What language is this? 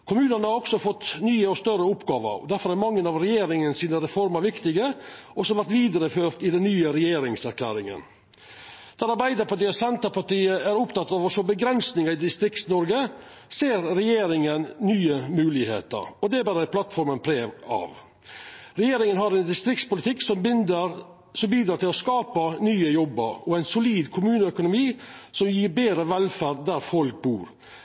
Norwegian Nynorsk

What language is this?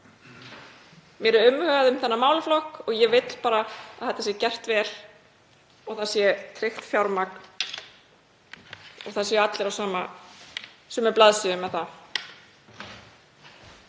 Icelandic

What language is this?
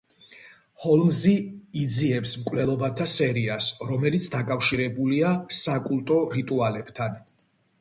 Georgian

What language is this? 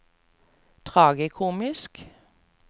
Norwegian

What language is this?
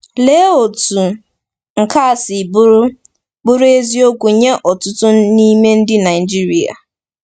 Igbo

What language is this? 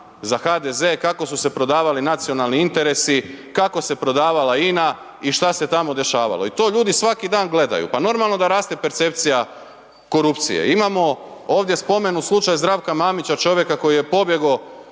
Croatian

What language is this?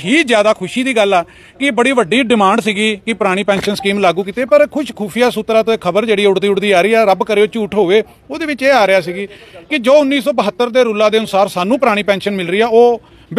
Hindi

